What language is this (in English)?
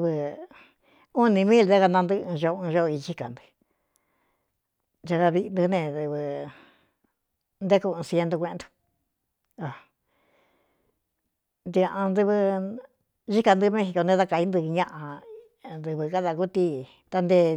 Cuyamecalco Mixtec